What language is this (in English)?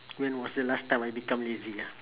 English